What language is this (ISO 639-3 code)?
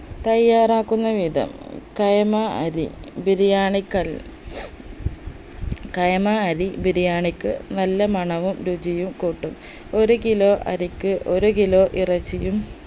mal